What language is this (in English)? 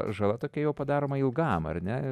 Lithuanian